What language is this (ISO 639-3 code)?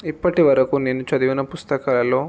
tel